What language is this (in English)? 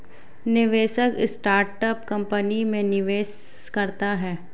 Hindi